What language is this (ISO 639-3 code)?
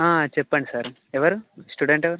tel